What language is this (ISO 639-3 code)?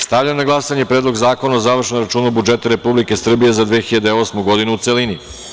srp